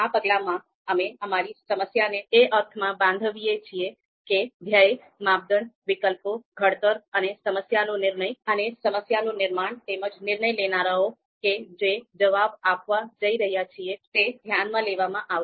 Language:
Gujarati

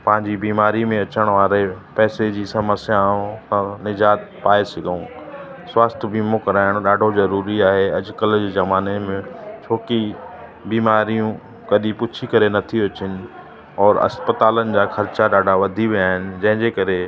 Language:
Sindhi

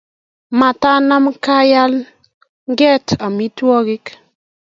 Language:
Kalenjin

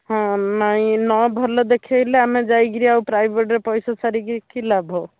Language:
Odia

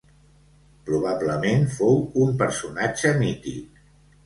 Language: Catalan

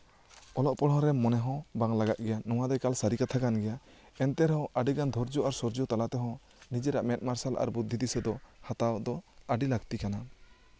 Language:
Santali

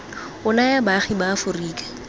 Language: Tswana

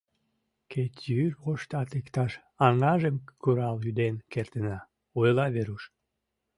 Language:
Mari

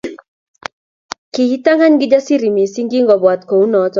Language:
Kalenjin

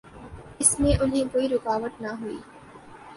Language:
Urdu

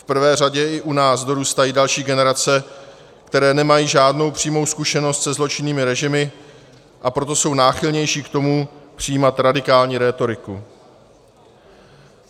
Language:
Czech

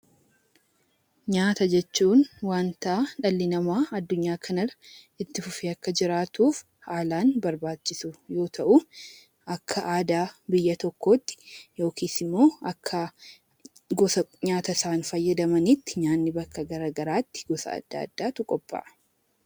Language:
Oromo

